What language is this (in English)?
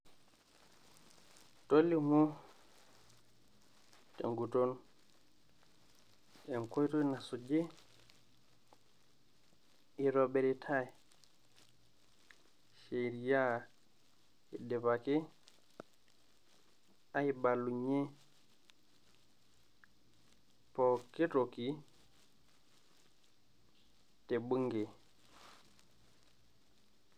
Masai